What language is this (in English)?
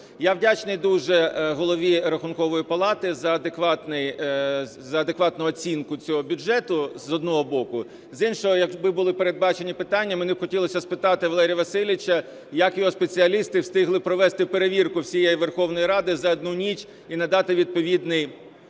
Ukrainian